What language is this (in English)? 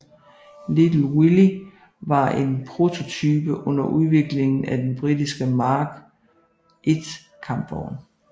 Danish